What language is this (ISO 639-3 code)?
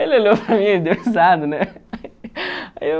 por